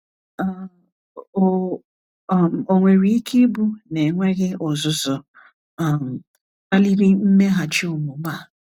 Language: Igbo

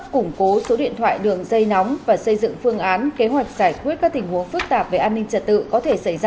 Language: Vietnamese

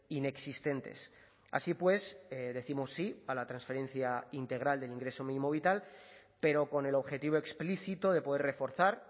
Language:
Spanish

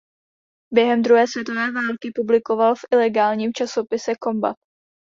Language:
Czech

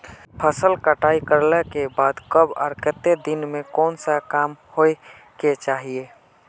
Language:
Magahi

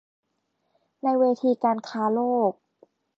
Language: Thai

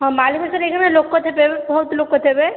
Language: Odia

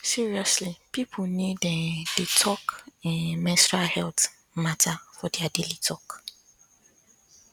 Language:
Nigerian Pidgin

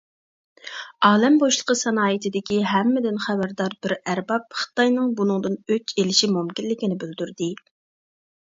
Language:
Uyghur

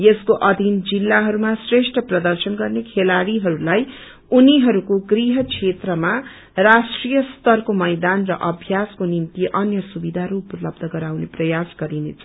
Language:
Nepali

